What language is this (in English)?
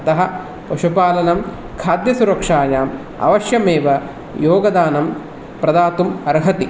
Sanskrit